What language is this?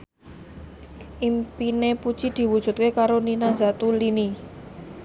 Javanese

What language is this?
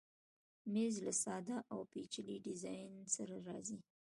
Pashto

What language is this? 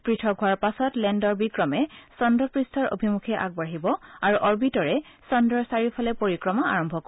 Assamese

